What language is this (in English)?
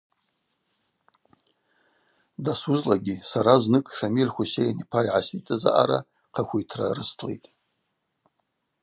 Abaza